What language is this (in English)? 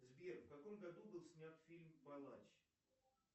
Russian